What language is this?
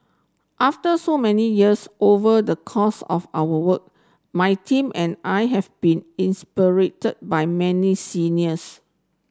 English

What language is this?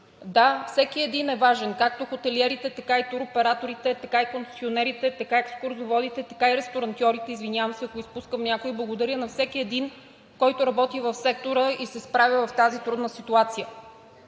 Bulgarian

